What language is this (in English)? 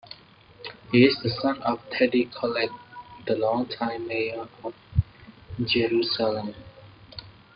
English